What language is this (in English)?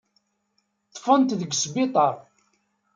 Kabyle